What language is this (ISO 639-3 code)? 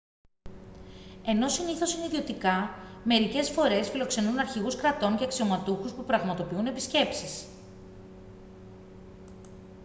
ell